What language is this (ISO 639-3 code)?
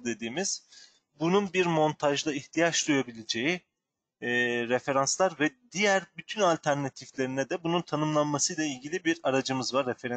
tur